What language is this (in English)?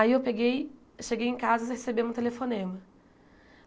Portuguese